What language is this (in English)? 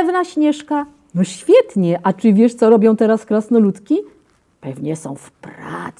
Polish